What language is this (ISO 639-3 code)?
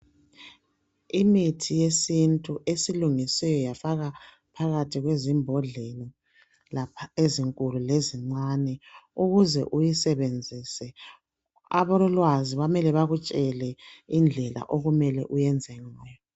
nde